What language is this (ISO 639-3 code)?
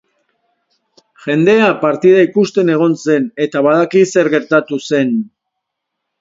eus